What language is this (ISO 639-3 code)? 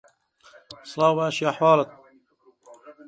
ckb